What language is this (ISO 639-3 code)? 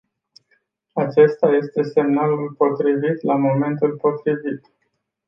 ron